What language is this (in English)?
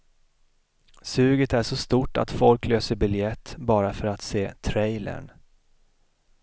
Swedish